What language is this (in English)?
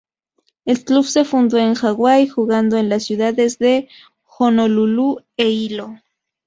Spanish